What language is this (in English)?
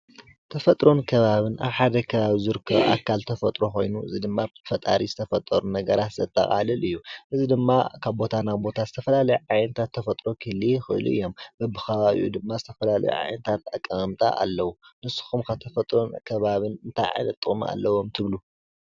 Tigrinya